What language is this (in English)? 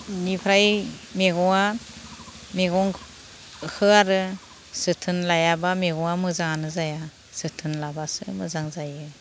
Bodo